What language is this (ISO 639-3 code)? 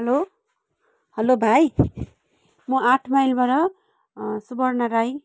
nep